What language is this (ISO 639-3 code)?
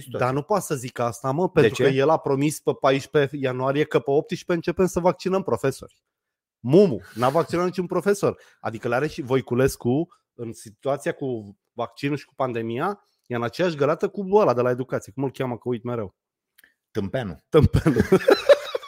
ron